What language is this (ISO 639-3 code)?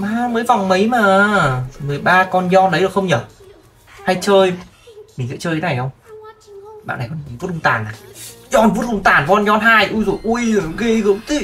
vie